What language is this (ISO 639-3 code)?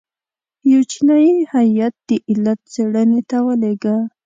pus